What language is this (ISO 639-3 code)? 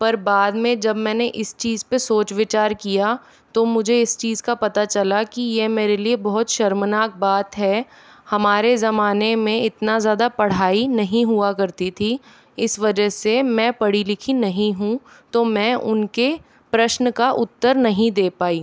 hin